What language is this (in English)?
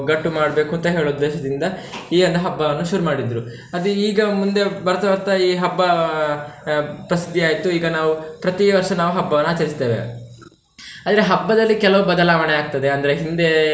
Kannada